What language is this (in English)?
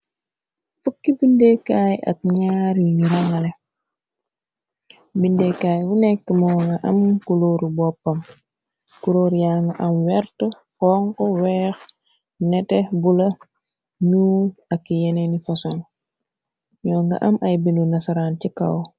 Wolof